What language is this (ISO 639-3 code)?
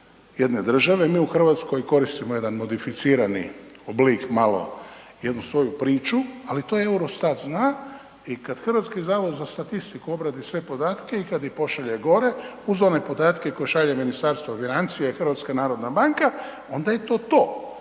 hrv